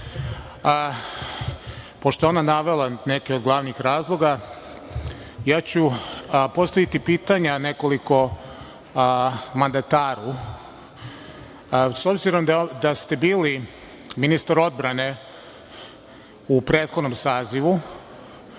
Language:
Serbian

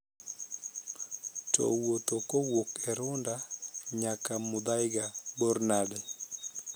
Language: Luo (Kenya and Tanzania)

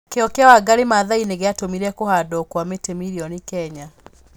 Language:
Kikuyu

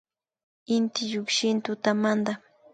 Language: Imbabura Highland Quichua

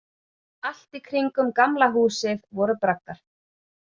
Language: Icelandic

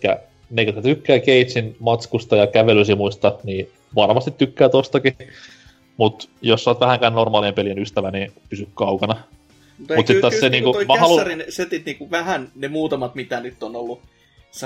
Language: Finnish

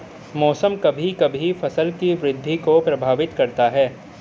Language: Hindi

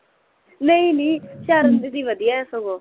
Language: Punjabi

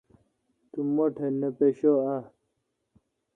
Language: Kalkoti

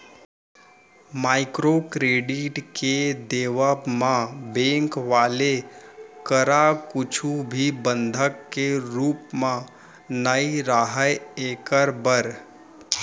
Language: Chhattisgarhi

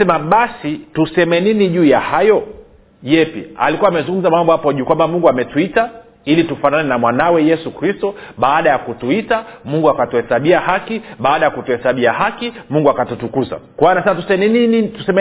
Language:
Swahili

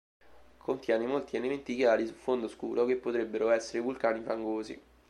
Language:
Italian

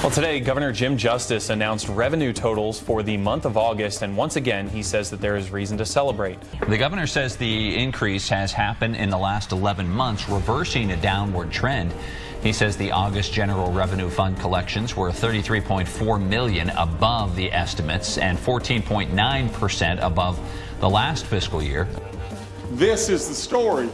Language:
English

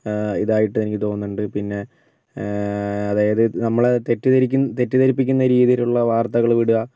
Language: Malayalam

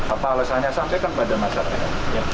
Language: Indonesian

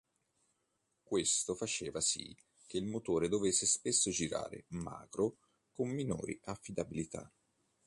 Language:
Italian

